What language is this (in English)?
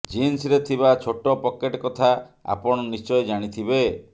Odia